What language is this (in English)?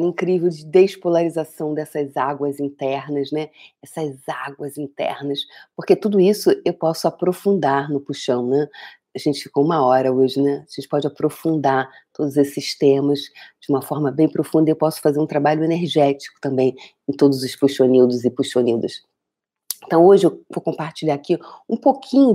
Portuguese